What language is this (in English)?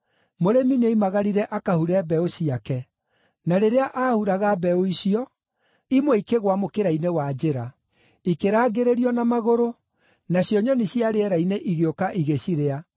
Kikuyu